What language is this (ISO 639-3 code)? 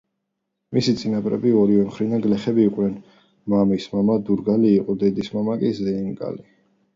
kat